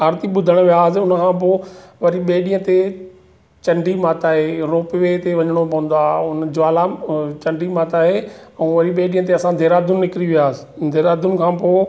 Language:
Sindhi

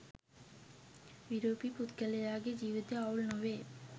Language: Sinhala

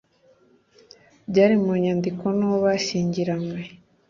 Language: Kinyarwanda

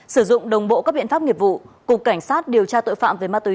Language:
Vietnamese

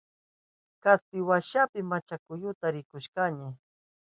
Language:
Southern Pastaza Quechua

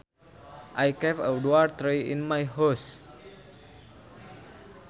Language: Sundanese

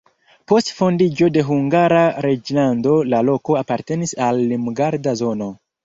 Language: Esperanto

